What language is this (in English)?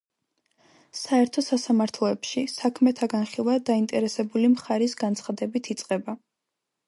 Georgian